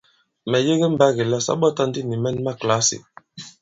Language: Bankon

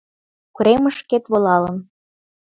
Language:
Mari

